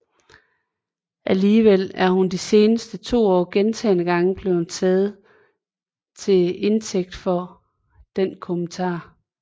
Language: Danish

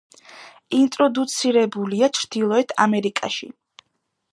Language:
Georgian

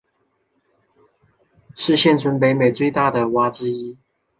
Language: Chinese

